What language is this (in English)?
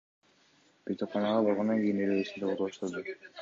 Kyrgyz